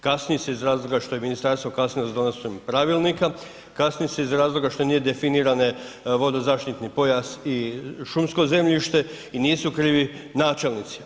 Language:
Croatian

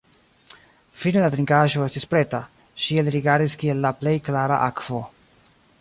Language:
Esperanto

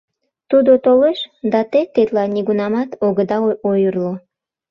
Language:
Mari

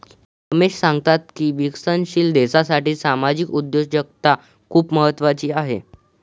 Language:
Marathi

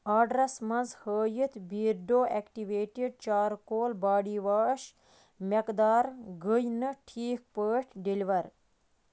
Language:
Kashmiri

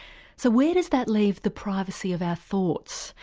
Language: English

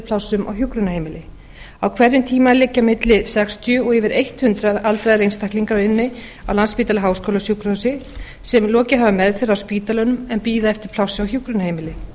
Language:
Icelandic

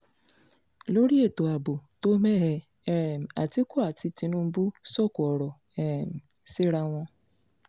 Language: Yoruba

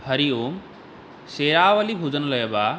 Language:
Sanskrit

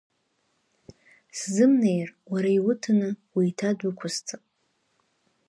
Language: Abkhazian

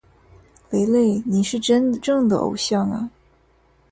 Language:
Chinese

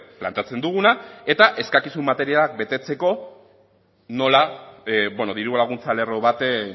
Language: Basque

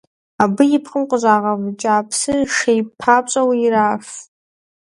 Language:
Kabardian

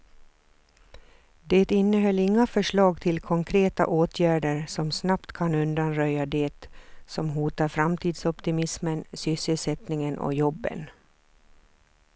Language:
Swedish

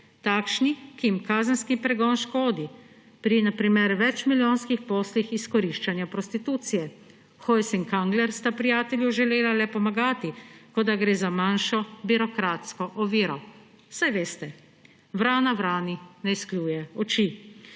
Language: Slovenian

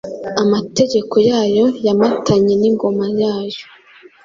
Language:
Kinyarwanda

